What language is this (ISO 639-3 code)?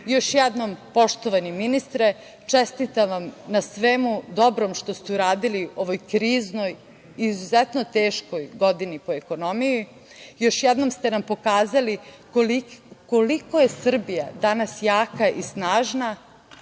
srp